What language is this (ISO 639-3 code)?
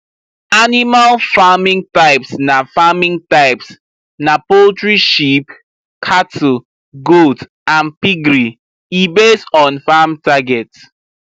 pcm